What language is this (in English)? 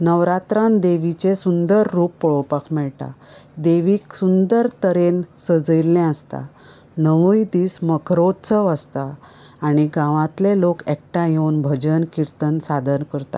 Konkani